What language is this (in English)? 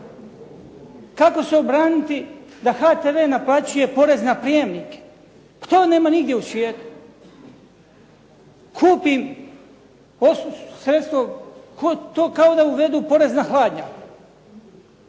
Croatian